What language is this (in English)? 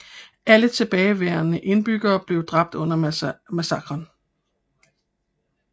Danish